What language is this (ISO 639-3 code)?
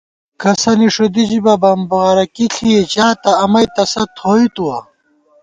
gwt